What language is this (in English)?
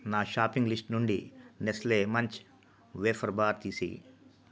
Telugu